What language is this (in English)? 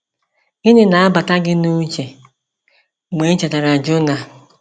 Igbo